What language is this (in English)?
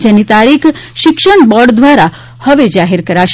Gujarati